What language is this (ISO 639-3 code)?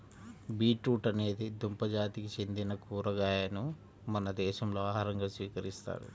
tel